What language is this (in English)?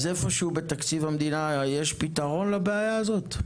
Hebrew